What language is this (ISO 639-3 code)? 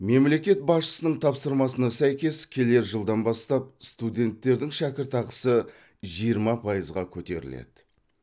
kaz